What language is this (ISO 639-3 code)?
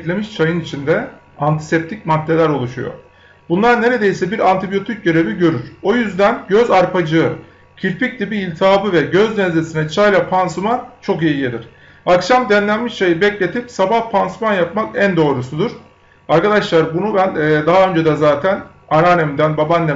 tur